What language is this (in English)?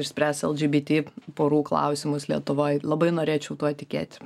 Lithuanian